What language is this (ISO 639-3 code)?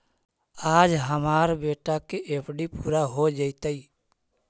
mag